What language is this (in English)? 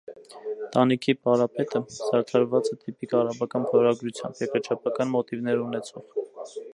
Armenian